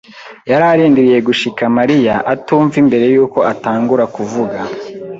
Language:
Kinyarwanda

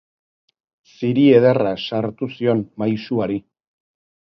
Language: Basque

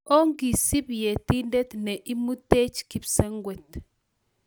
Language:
Kalenjin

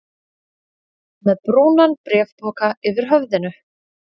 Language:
Icelandic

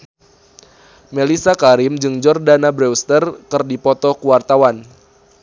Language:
Sundanese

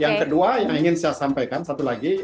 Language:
Indonesian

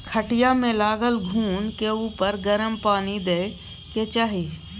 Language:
Maithili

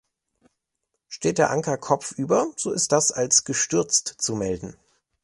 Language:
German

